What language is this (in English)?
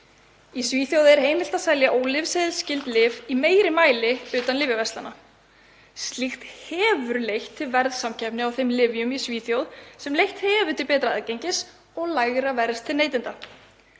Icelandic